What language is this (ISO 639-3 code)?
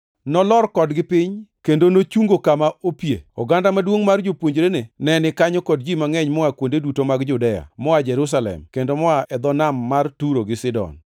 luo